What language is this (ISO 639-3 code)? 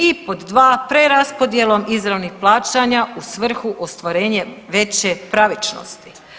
hrv